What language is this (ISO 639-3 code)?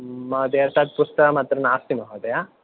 san